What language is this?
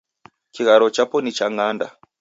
Taita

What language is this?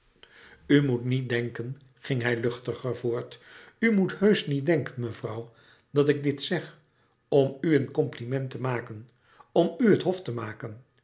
Dutch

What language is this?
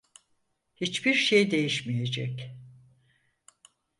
Turkish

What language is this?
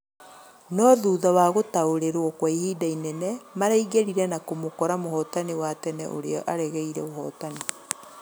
Kikuyu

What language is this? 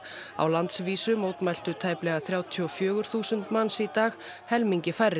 Icelandic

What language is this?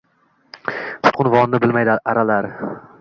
Uzbek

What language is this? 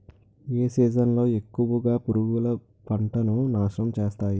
Telugu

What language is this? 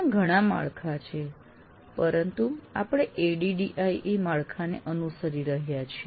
Gujarati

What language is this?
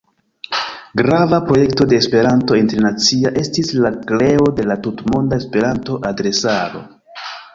Esperanto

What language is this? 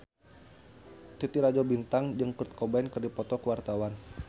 Sundanese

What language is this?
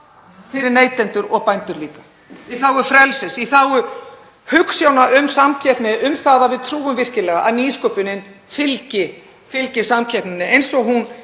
Icelandic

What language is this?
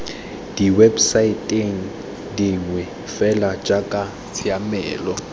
Tswana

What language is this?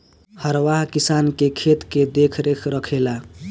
Bhojpuri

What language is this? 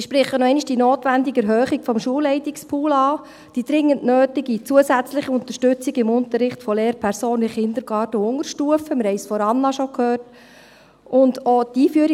Swiss German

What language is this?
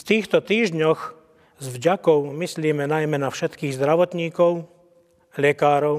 Slovak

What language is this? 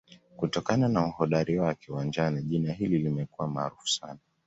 Swahili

